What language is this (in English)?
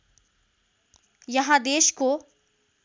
Nepali